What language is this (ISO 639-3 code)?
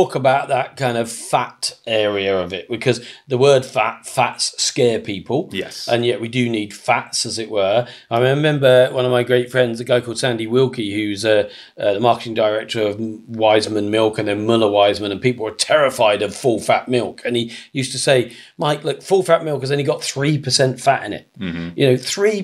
eng